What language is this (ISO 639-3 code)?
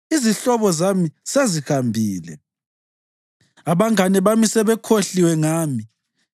nde